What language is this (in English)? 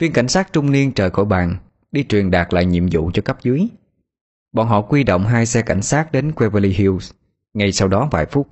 Vietnamese